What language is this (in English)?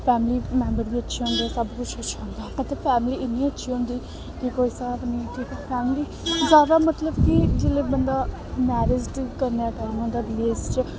Dogri